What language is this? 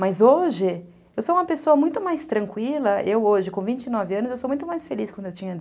Portuguese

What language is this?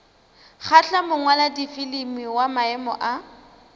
Northern Sotho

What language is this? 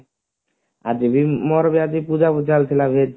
Odia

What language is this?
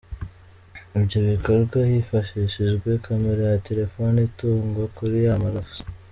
Kinyarwanda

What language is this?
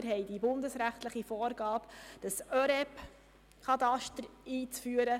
Swiss German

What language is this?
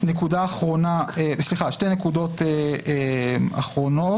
Hebrew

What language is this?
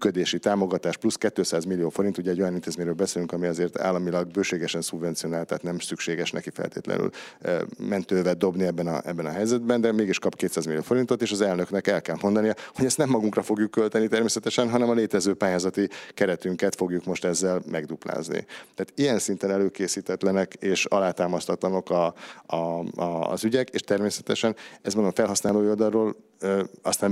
Hungarian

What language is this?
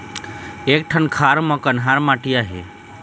Chhattisgarhi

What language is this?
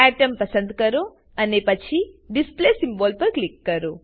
Gujarati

